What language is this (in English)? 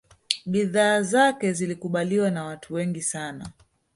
Swahili